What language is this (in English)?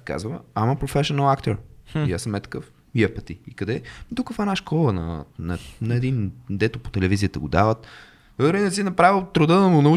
Bulgarian